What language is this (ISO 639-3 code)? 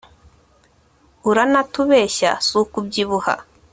kin